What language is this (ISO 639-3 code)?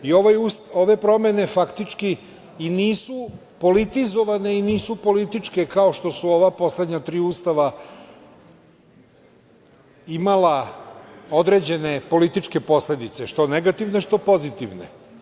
srp